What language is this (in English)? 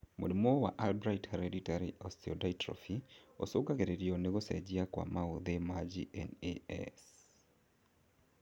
Kikuyu